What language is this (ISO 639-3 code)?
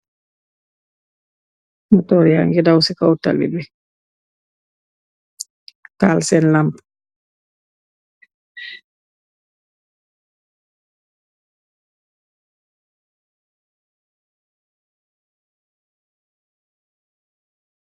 wol